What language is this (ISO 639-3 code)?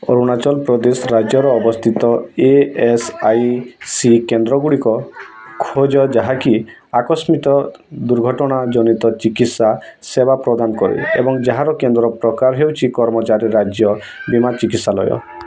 ori